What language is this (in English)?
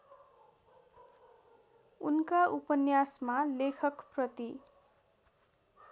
Nepali